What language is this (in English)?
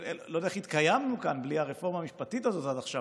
Hebrew